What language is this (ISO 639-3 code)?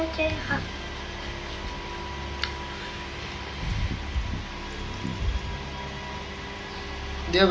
tha